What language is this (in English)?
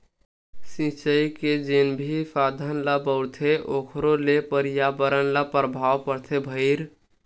Chhattisgarhi